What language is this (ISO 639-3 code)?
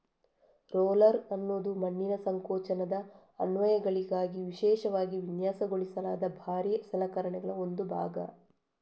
kan